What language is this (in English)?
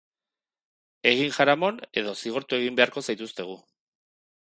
Basque